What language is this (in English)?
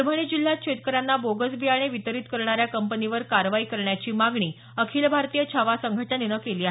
Marathi